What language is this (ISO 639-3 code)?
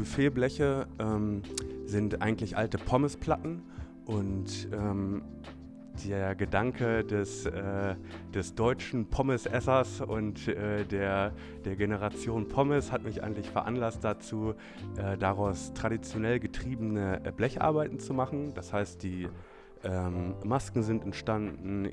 deu